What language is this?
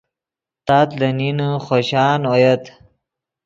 Yidgha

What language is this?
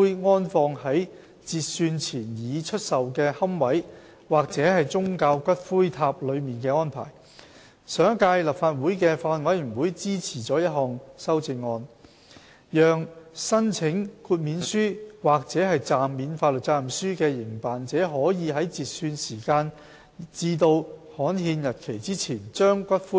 Cantonese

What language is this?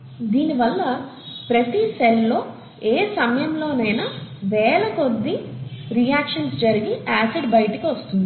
Telugu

